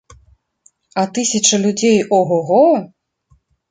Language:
Belarusian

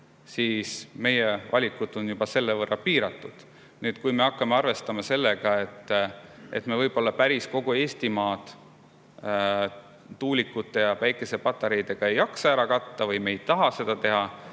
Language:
Estonian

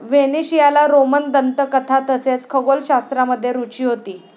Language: Marathi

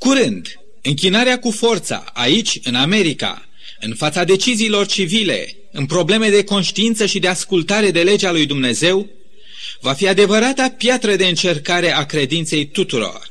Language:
Romanian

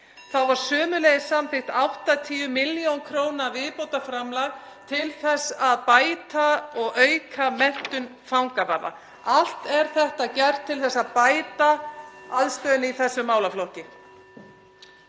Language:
Icelandic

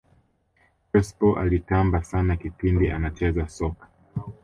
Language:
Swahili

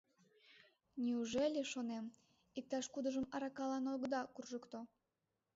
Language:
Mari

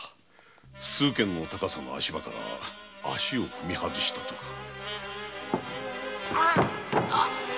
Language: Japanese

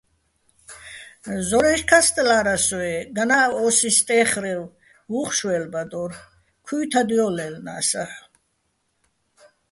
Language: Bats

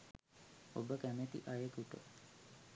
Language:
Sinhala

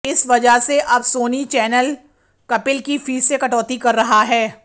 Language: Hindi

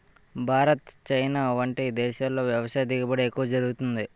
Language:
Telugu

